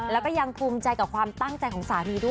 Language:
Thai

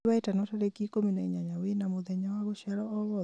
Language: Kikuyu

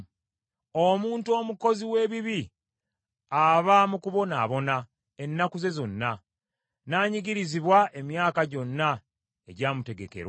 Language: Ganda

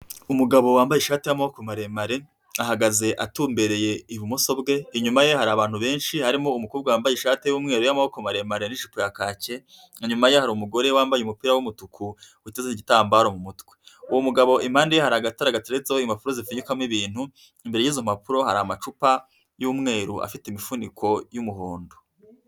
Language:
Kinyarwanda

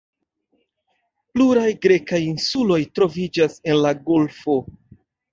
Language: Esperanto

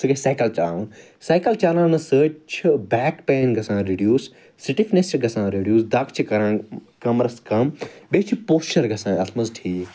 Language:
Kashmiri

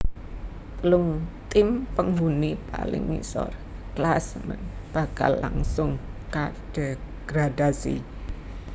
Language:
Javanese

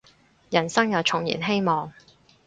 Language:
Cantonese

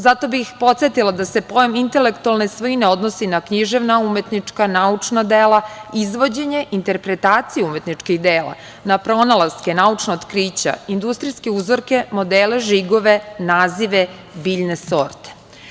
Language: Serbian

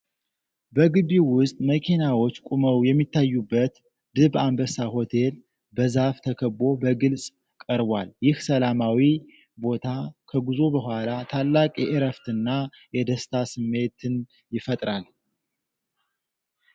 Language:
Amharic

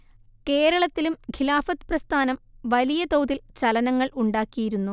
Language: Malayalam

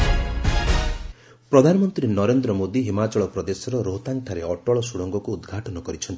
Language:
Odia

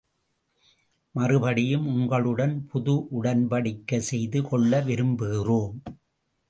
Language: Tamil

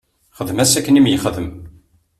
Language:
Kabyle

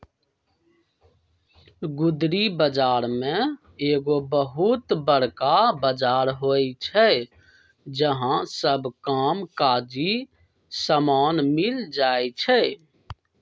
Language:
Magahi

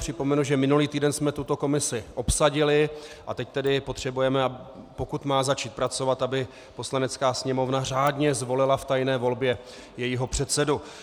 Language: Czech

